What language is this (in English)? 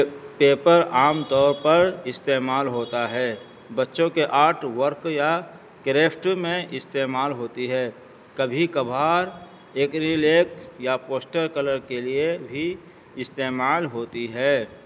Urdu